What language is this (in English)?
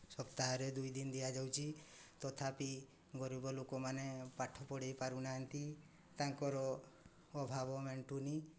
Odia